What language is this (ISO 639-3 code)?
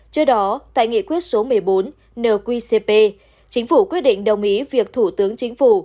vie